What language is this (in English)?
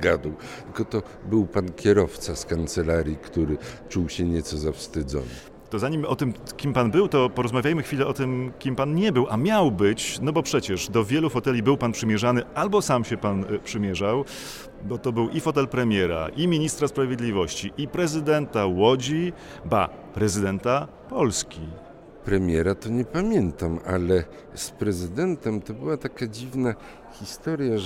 Polish